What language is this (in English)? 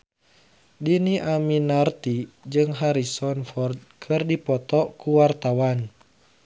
Sundanese